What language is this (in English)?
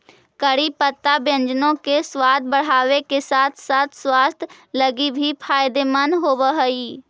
Magahi